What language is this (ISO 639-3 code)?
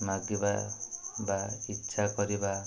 ori